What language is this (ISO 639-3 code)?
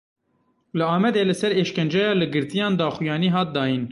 kur